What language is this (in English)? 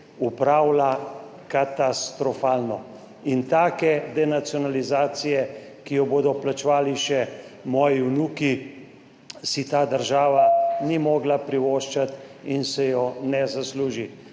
Slovenian